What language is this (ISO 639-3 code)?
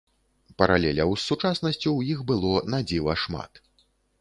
bel